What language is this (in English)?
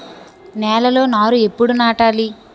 Telugu